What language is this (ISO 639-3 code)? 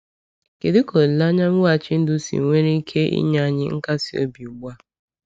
ibo